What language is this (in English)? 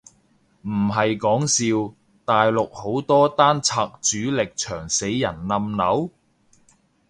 Cantonese